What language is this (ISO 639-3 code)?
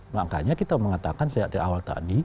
ind